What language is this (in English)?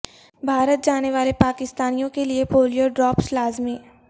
Urdu